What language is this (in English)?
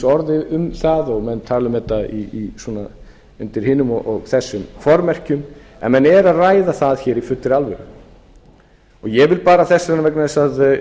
Icelandic